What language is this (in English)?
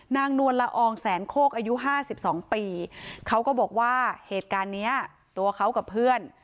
Thai